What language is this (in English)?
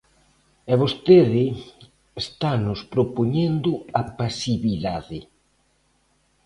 Galician